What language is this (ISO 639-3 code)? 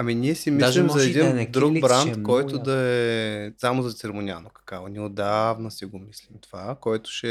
bul